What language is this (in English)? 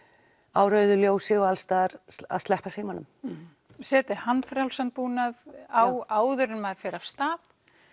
Icelandic